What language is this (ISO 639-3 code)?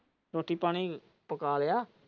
pan